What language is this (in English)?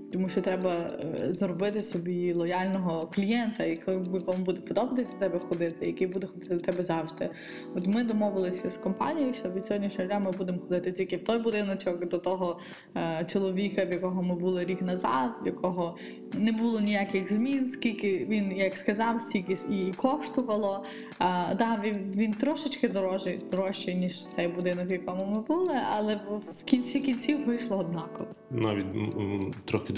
Ukrainian